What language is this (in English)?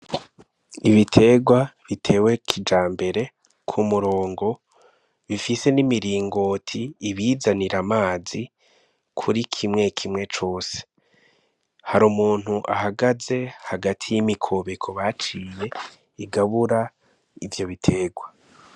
Rundi